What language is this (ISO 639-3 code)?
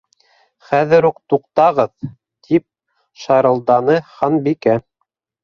bak